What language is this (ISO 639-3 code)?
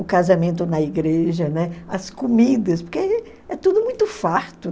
por